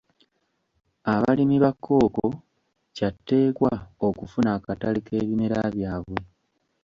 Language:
Ganda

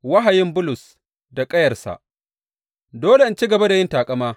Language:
Hausa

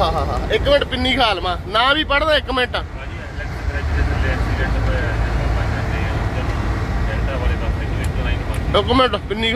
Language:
Hindi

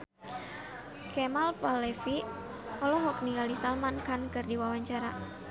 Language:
Sundanese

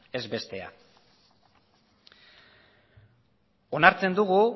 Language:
Basque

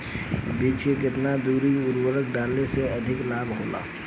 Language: Bhojpuri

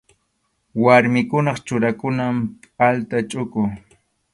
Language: Arequipa-La Unión Quechua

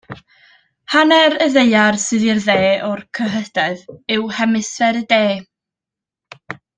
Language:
Welsh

